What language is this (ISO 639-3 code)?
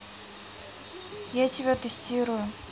rus